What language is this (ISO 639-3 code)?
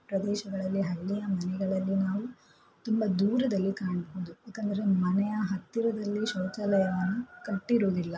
kan